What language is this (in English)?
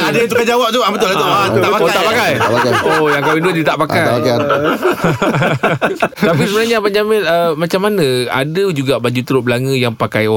Malay